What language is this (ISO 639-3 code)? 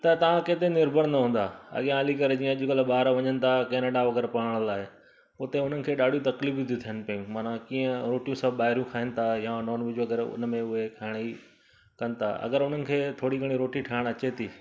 snd